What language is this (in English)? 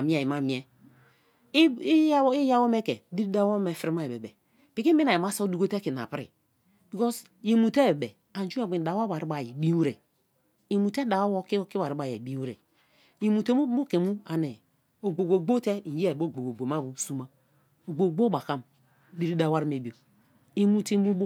Kalabari